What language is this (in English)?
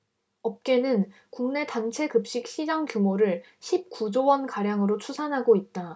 Korean